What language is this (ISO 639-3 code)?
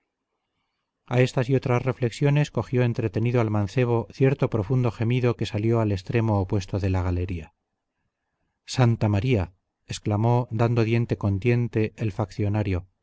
spa